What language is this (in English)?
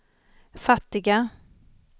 Swedish